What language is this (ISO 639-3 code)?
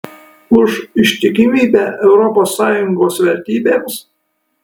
lit